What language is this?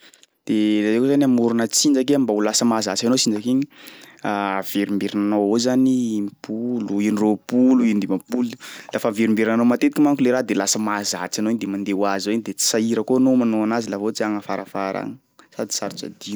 Sakalava Malagasy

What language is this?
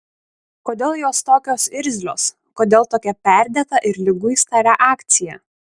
Lithuanian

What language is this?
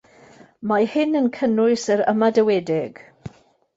Welsh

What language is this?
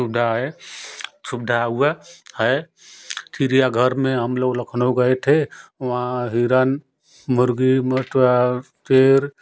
Hindi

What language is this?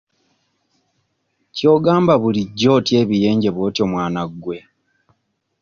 Ganda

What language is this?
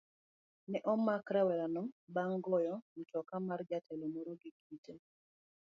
Luo (Kenya and Tanzania)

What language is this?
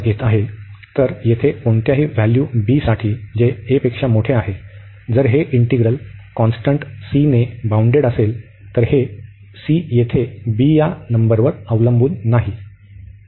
Marathi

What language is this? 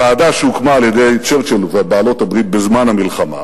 Hebrew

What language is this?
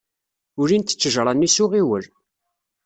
Kabyle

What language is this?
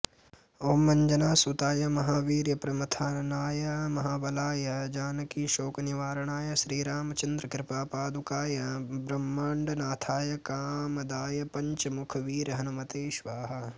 Sanskrit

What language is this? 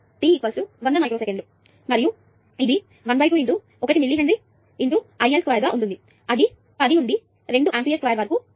Telugu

